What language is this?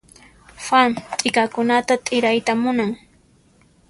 Puno Quechua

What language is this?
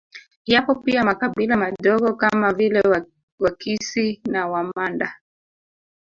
Swahili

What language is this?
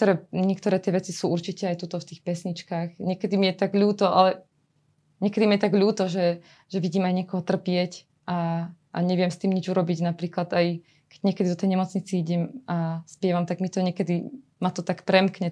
Slovak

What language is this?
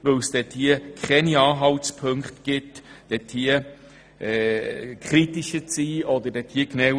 Swiss German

